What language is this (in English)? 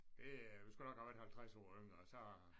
Danish